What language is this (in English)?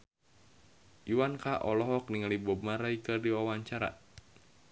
Sundanese